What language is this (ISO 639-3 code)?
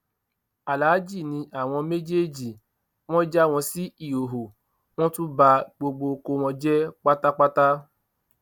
yor